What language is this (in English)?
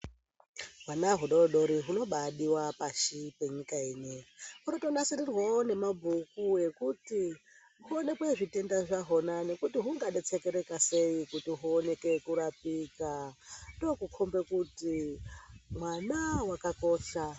Ndau